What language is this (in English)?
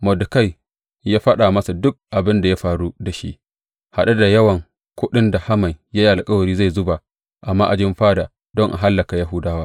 Hausa